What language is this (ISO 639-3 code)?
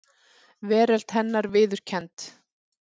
isl